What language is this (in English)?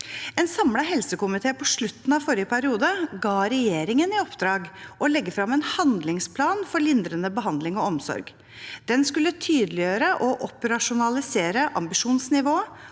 Norwegian